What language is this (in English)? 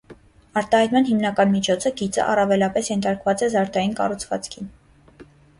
Armenian